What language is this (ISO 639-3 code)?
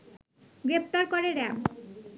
ben